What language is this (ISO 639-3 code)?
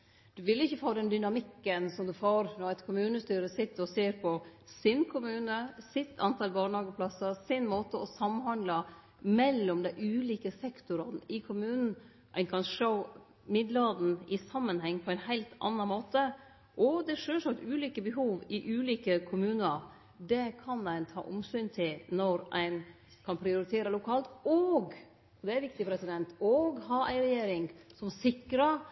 nno